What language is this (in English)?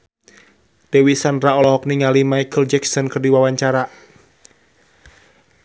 Sundanese